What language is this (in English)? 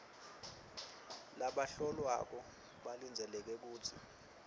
Swati